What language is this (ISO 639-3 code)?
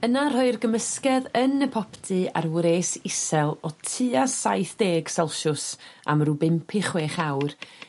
cym